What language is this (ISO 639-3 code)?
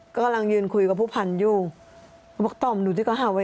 tha